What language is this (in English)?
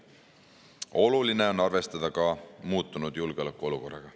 Estonian